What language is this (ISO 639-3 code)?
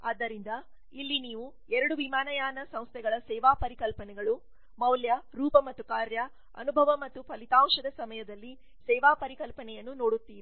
kan